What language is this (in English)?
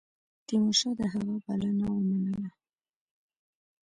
Pashto